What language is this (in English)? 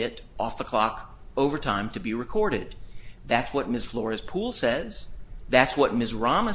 English